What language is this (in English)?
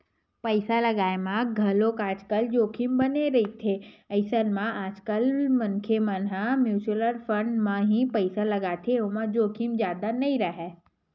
Chhattisgarhi